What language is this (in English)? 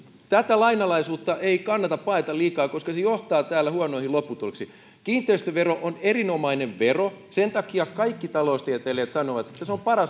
Finnish